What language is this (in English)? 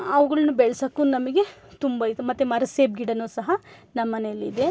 Kannada